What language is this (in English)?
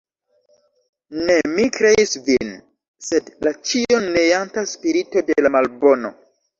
Esperanto